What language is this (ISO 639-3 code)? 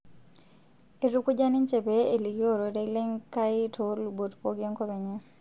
mas